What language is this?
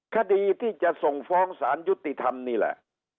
Thai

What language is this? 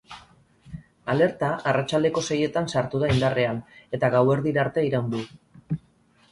Basque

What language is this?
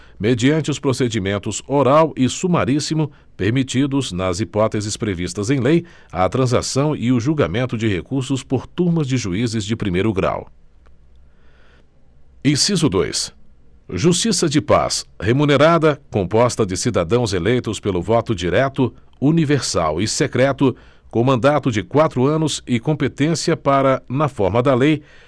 Portuguese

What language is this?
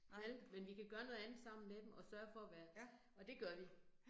Danish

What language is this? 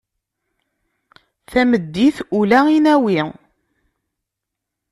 Kabyle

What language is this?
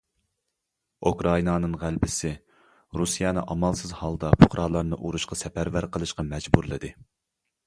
Uyghur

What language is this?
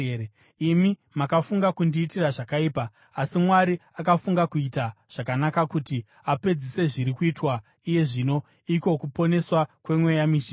Shona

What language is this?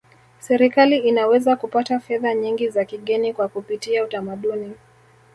Swahili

